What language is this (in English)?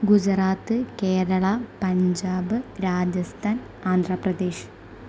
Malayalam